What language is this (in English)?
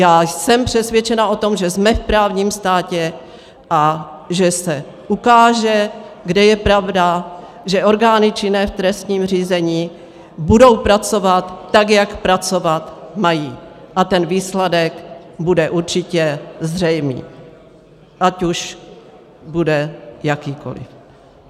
Czech